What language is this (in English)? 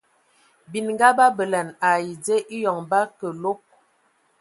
Ewondo